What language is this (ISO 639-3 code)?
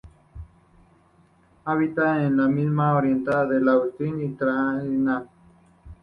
spa